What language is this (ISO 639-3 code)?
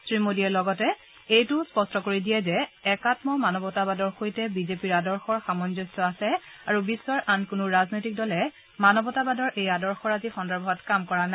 asm